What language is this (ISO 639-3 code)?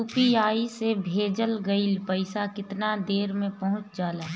bho